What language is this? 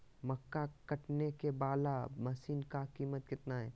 Magahi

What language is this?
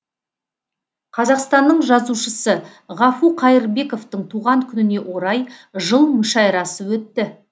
Kazakh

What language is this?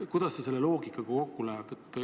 Estonian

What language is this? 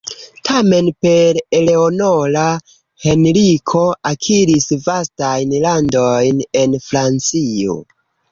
Esperanto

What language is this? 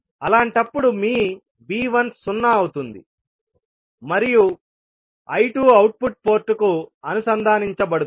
Telugu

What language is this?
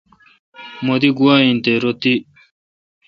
Kalkoti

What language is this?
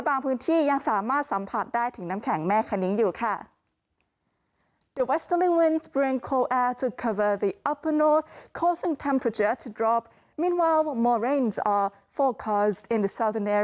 Thai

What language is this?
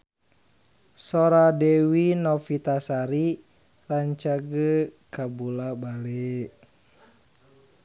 Sundanese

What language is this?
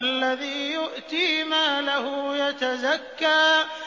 Arabic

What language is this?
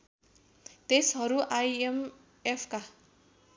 Nepali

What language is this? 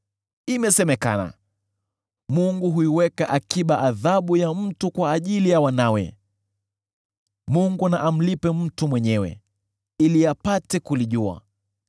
Swahili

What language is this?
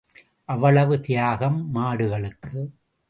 Tamil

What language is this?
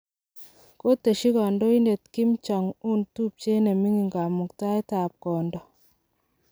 Kalenjin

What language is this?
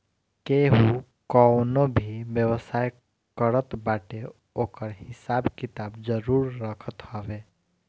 Bhojpuri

